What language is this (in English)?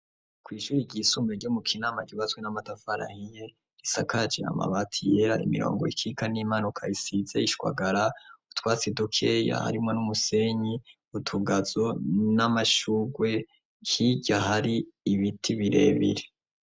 Rundi